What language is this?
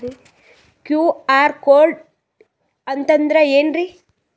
Kannada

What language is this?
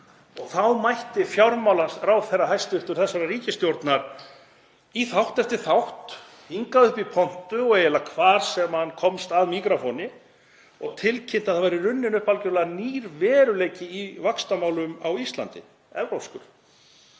Icelandic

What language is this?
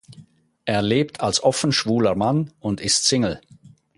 German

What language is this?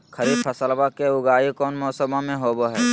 Magahi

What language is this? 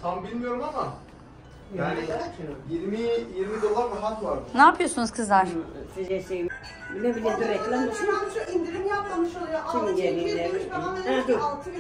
Turkish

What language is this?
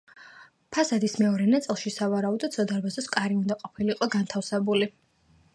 Georgian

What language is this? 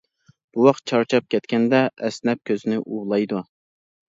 Uyghur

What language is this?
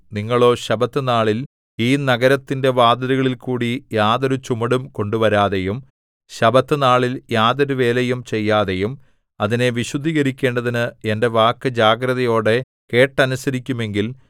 Malayalam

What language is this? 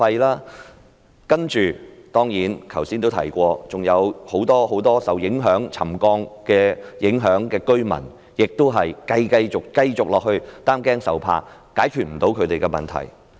Cantonese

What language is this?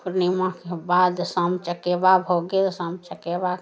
Maithili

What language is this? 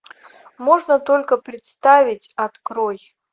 Russian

